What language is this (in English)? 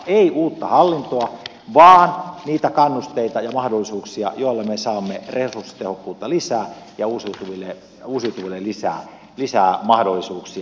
Finnish